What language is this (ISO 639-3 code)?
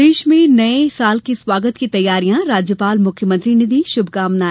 hin